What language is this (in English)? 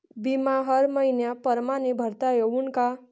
Marathi